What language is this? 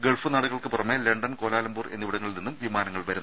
Malayalam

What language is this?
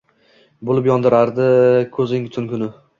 Uzbek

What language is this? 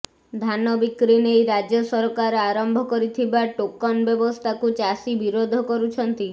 Odia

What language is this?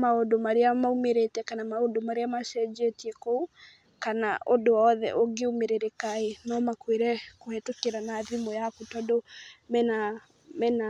Kikuyu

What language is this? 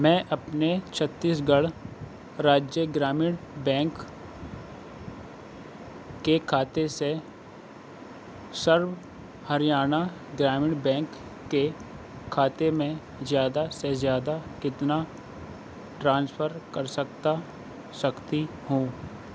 Urdu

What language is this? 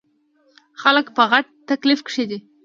Pashto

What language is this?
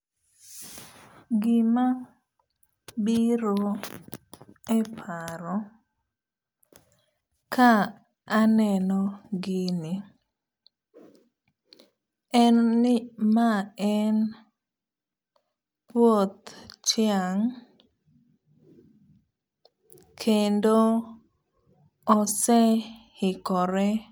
Luo (Kenya and Tanzania)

